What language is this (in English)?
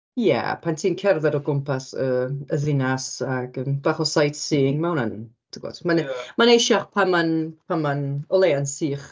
Welsh